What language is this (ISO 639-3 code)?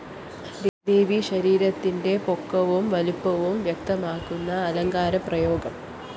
mal